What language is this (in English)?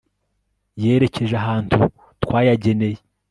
Kinyarwanda